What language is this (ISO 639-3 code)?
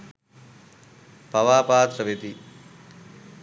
sin